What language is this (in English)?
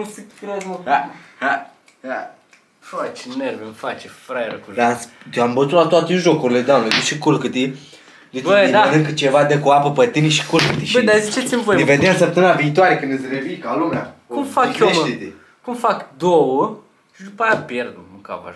Romanian